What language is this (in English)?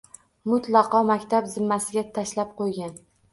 Uzbek